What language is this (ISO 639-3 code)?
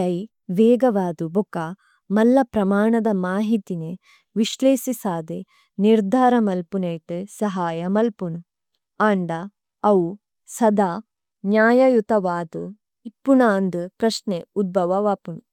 tcy